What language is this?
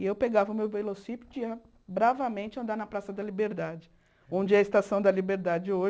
Portuguese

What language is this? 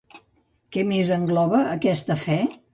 Catalan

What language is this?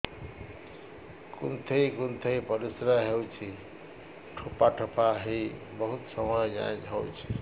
Odia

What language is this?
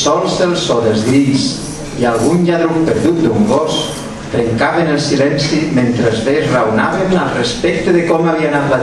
Greek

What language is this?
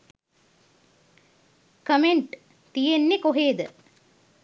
Sinhala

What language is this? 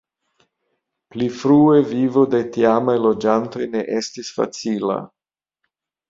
Esperanto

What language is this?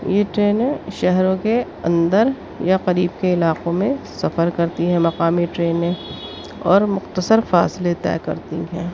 Urdu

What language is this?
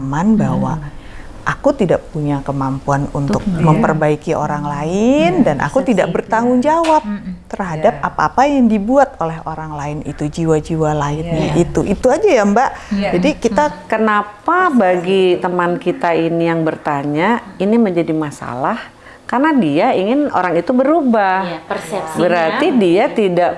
Indonesian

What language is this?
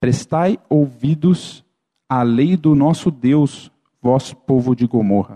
Portuguese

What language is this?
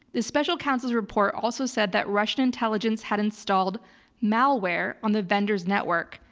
English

